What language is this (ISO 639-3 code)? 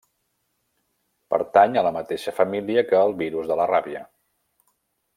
cat